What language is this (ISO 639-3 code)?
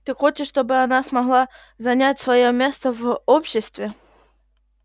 rus